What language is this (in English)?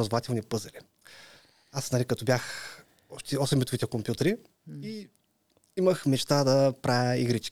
Bulgarian